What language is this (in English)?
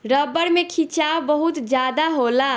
Bhojpuri